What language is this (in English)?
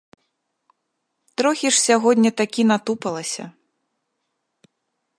Belarusian